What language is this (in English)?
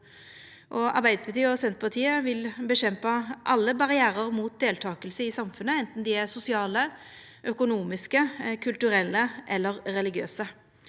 Norwegian